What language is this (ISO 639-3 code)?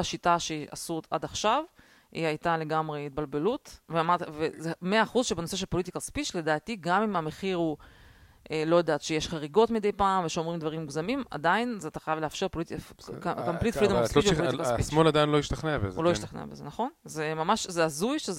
heb